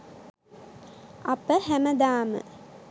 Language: Sinhala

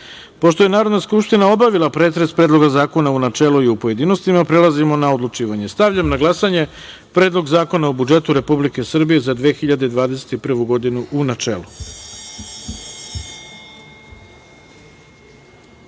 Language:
Serbian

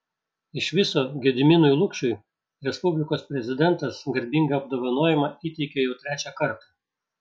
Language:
Lithuanian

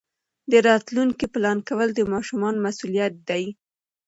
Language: Pashto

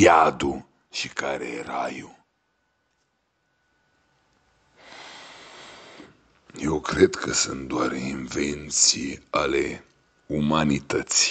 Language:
Romanian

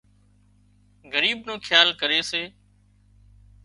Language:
Wadiyara Koli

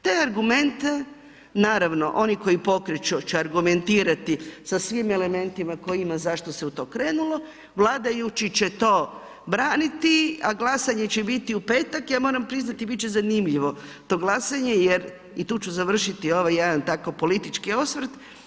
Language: Croatian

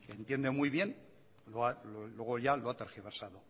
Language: Spanish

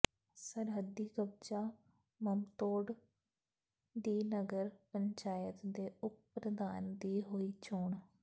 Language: Punjabi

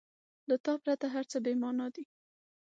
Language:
Pashto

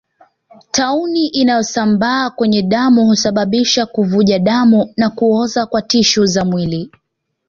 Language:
Swahili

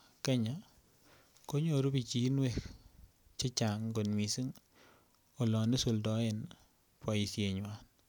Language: Kalenjin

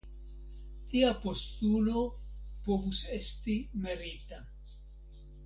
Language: Esperanto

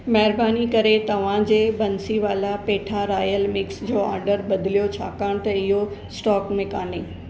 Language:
Sindhi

